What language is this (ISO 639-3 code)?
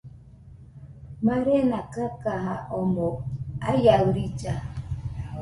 hux